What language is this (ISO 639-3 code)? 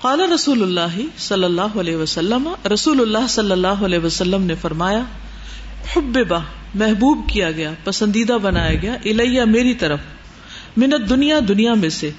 urd